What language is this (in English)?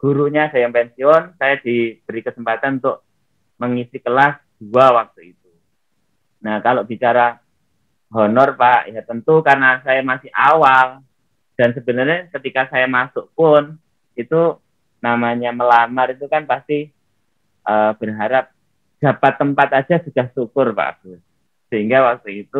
Indonesian